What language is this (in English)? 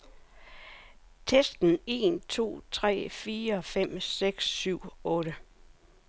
Danish